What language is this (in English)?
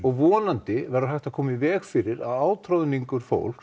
Icelandic